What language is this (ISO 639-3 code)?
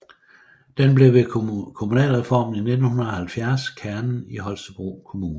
dan